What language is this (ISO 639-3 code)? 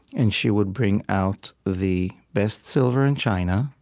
eng